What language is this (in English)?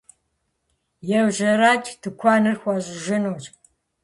Kabardian